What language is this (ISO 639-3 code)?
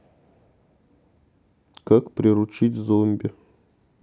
rus